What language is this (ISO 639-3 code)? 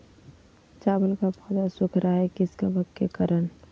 mag